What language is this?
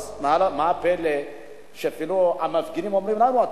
Hebrew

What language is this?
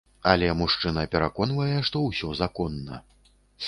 Belarusian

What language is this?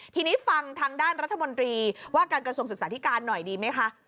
Thai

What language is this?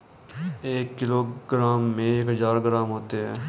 Hindi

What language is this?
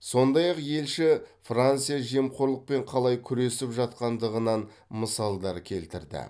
Kazakh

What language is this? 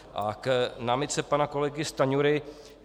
Czech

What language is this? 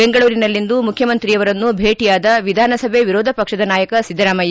Kannada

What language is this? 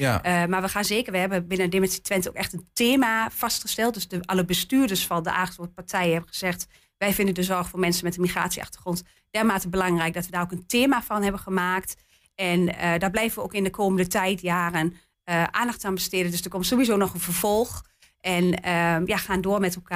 Dutch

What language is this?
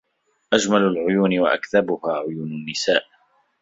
Arabic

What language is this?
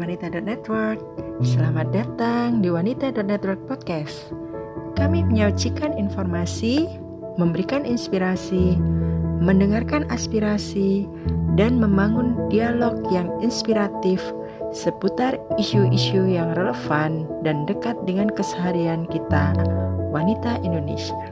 Indonesian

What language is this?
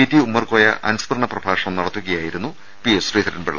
Malayalam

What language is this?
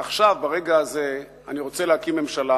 Hebrew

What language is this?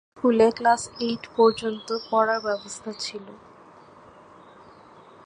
Bangla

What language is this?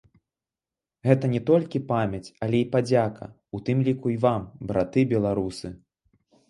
Belarusian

